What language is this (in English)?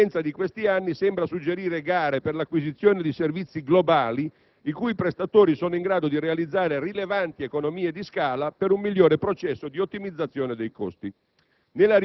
Italian